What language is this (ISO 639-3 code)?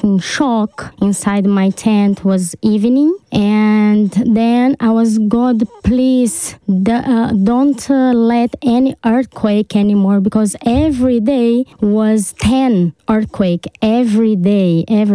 ron